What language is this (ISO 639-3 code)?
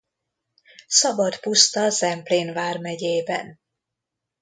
hun